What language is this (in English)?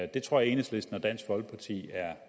Danish